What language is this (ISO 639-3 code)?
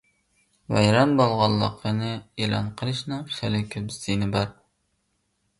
uig